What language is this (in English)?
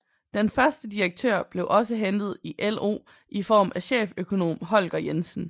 Danish